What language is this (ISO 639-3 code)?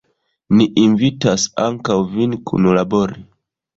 epo